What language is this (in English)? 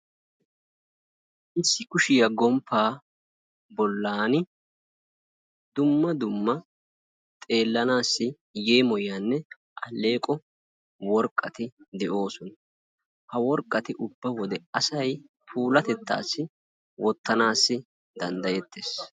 Wolaytta